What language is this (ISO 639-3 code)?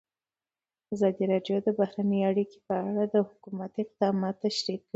pus